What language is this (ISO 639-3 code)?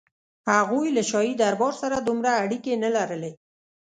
pus